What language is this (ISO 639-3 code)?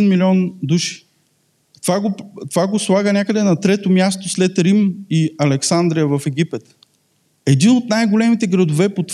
bul